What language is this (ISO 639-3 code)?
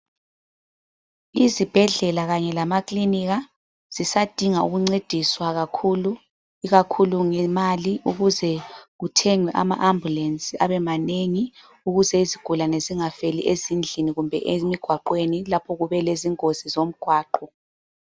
nde